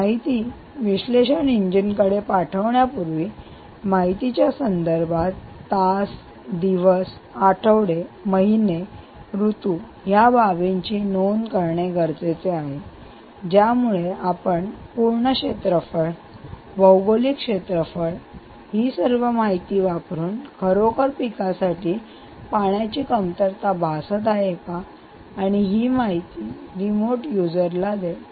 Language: Marathi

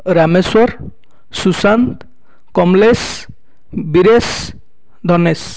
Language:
Odia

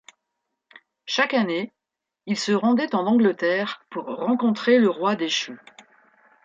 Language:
French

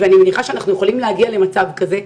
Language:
Hebrew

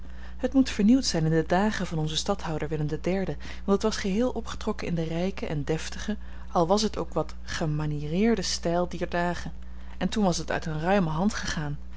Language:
Dutch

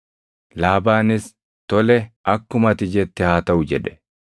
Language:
Oromo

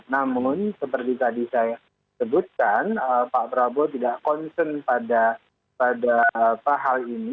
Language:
Indonesian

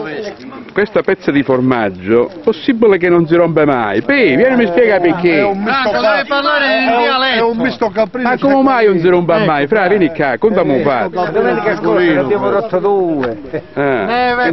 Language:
Italian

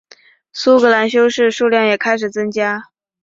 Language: Chinese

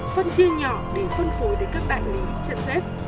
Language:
Vietnamese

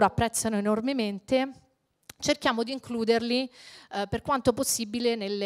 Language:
Italian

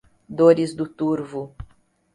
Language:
Portuguese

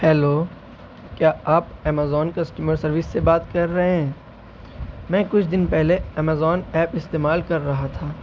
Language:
Urdu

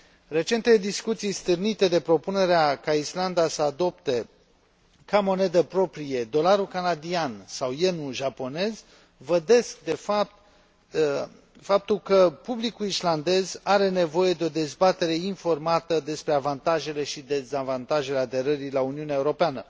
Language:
Romanian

